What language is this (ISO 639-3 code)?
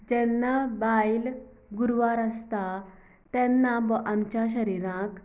kok